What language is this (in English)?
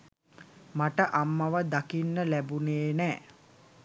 Sinhala